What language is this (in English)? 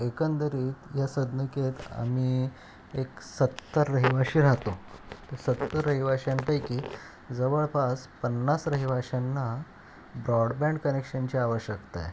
Marathi